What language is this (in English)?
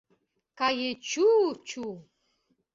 Mari